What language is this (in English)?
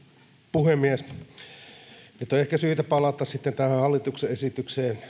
Finnish